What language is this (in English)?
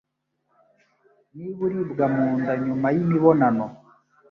Kinyarwanda